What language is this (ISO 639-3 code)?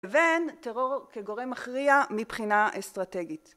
heb